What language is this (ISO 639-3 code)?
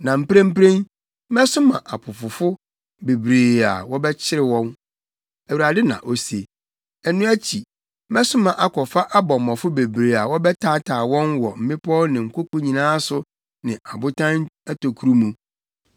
aka